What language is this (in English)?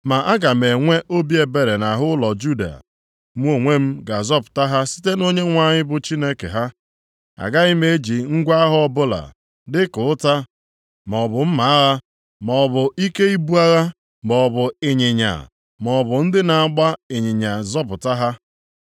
Igbo